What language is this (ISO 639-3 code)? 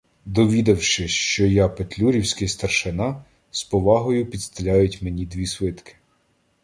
ukr